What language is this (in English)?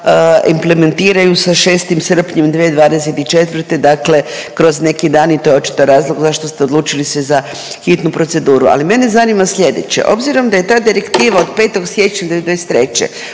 Croatian